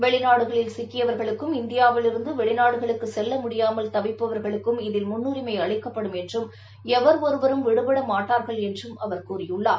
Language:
Tamil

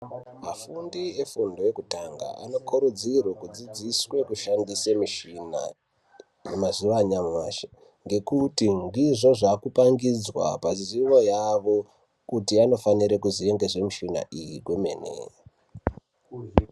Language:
Ndau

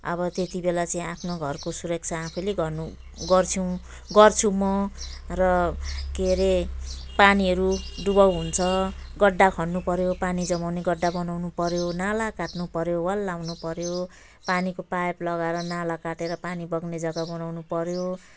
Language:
Nepali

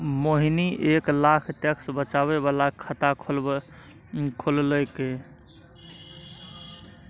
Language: Maithili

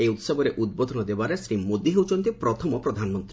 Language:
Odia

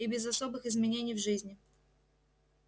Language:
Russian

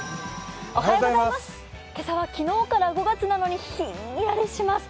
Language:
Japanese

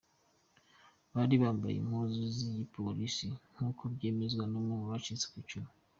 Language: Kinyarwanda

